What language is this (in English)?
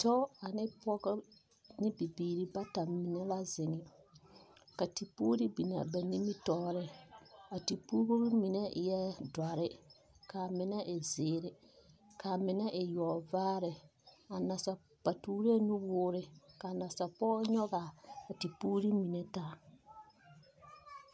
Southern Dagaare